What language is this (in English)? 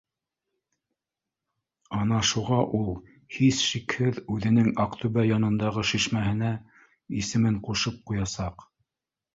Bashkir